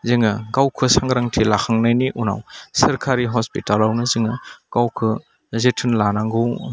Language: Bodo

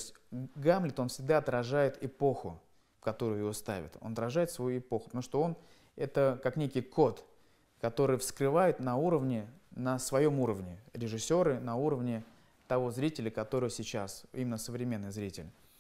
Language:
Russian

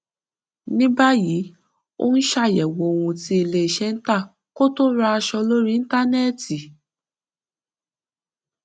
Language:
Yoruba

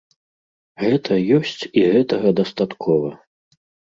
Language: Belarusian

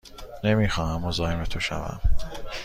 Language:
Persian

